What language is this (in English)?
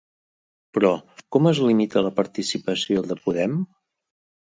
Catalan